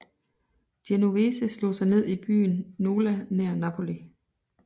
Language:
Danish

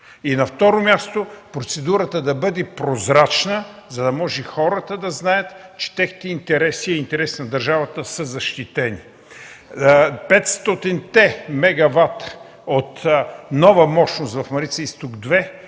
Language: Bulgarian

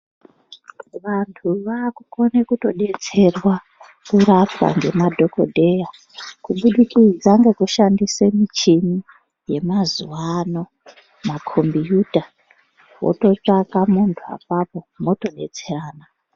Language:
Ndau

